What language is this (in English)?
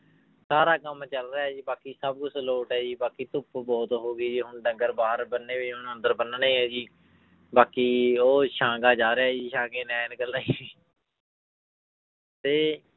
Punjabi